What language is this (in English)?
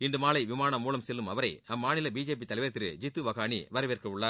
Tamil